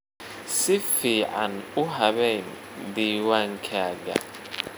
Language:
Somali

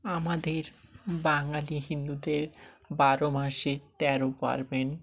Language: Bangla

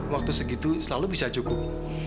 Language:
Indonesian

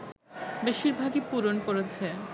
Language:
Bangla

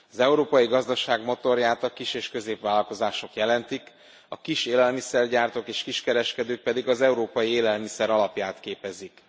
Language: Hungarian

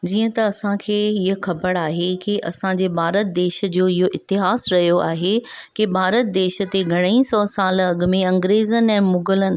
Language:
Sindhi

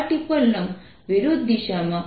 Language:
Gujarati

